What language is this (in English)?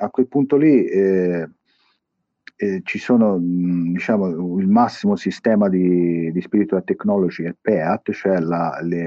Italian